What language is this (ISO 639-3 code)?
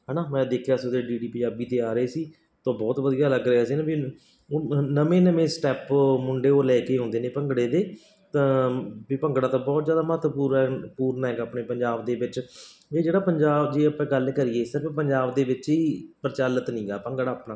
pan